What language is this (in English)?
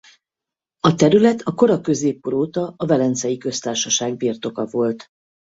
Hungarian